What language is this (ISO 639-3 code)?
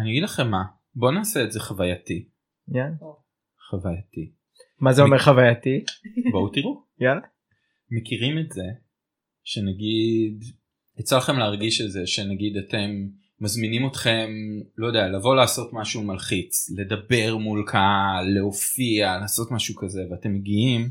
heb